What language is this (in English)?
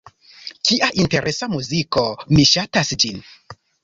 Esperanto